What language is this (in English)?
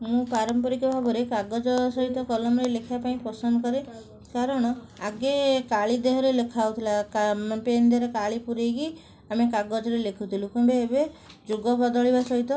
Odia